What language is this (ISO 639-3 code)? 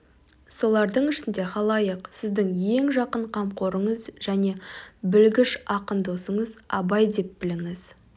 kaz